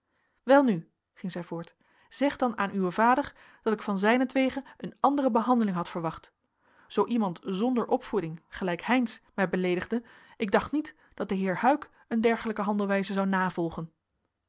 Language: Dutch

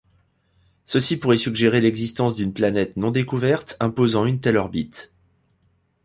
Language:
French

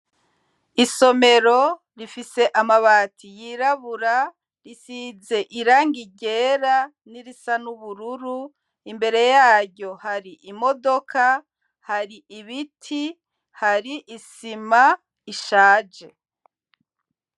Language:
Rundi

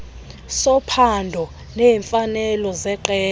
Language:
Xhosa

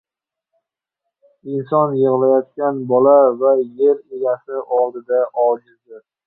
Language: Uzbek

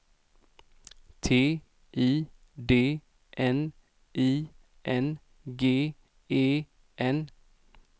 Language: Swedish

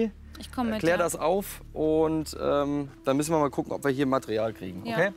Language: German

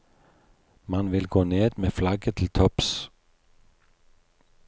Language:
Norwegian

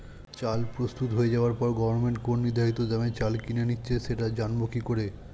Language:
Bangla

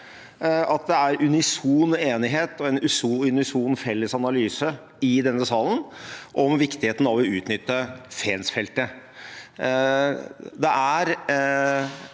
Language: Norwegian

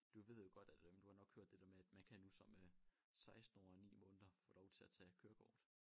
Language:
Danish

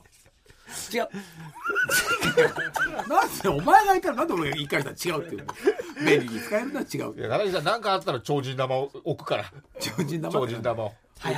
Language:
Japanese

